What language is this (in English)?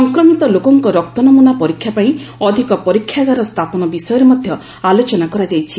Odia